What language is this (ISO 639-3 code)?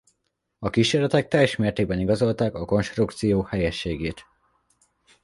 hun